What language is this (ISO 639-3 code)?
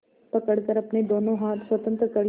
hin